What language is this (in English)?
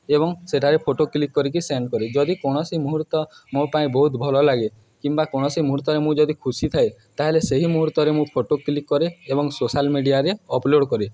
Odia